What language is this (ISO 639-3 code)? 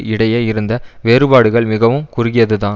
tam